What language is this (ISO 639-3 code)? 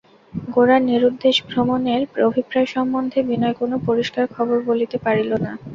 ben